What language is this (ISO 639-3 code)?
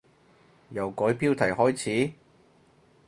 yue